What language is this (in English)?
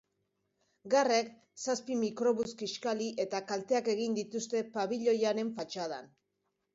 Basque